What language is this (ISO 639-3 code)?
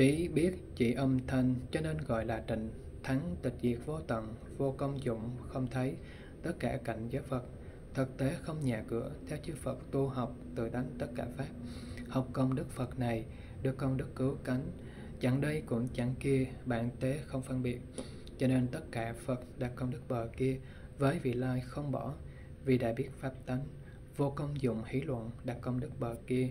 vie